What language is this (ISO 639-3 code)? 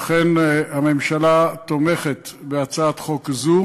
heb